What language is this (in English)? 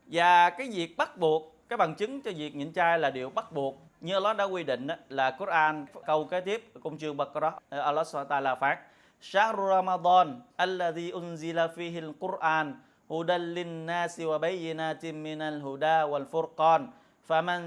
Vietnamese